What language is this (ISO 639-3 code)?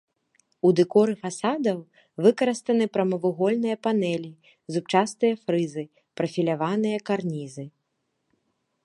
bel